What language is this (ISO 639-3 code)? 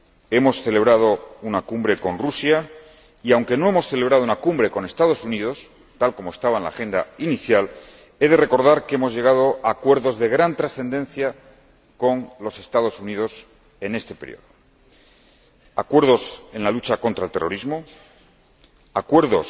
spa